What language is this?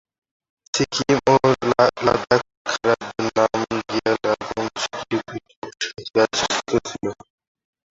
Bangla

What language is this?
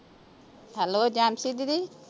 Punjabi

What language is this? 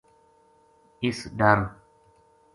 Gujari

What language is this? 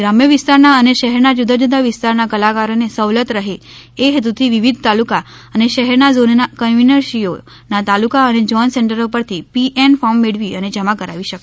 Gujarati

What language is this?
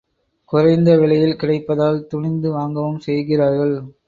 Tamil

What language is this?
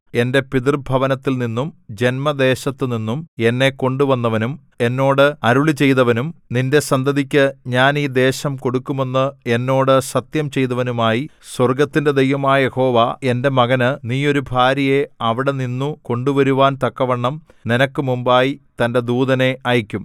Malayalam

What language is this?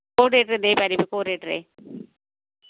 Odia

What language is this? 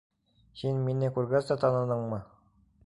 Bashkir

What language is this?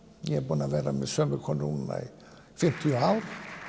Icelandic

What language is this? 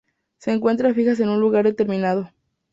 Spanish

